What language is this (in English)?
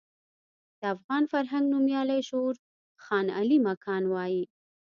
Pashto